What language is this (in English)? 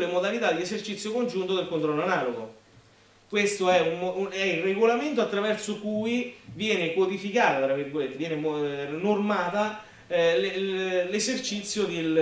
Italian